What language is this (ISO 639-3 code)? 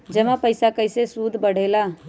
mag